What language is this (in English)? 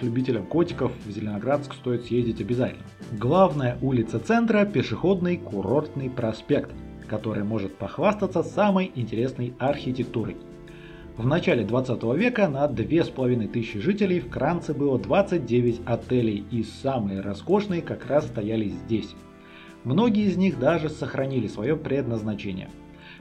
Russian